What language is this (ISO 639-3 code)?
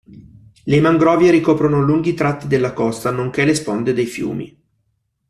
ita